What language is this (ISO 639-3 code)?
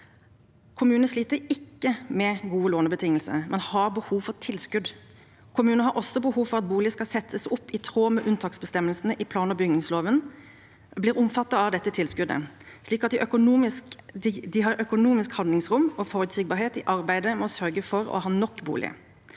nor